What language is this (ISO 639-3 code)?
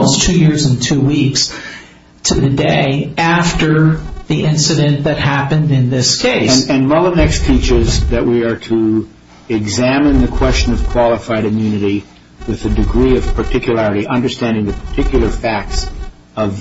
eng